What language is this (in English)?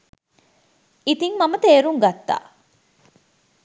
Sinhala